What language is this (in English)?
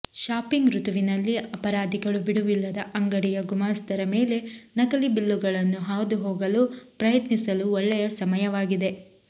Kannada